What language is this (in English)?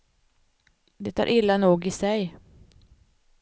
Swedish